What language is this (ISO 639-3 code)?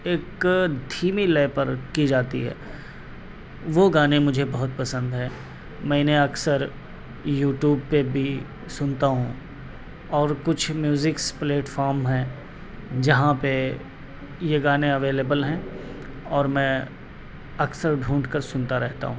urd